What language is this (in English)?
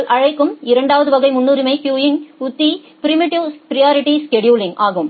Tamil